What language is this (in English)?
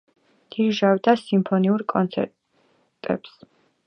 Georgian